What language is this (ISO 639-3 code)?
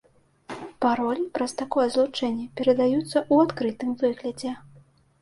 bel